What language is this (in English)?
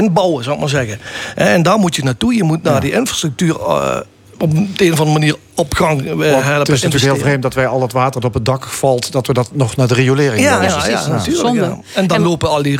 Dutch